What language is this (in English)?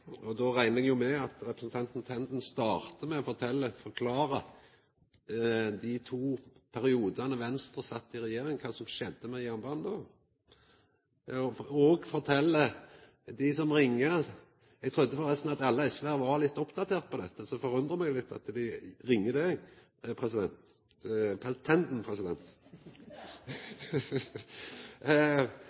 Norwegian Nynorsk